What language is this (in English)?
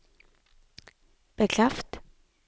Norwegian